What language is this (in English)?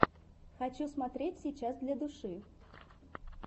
Russian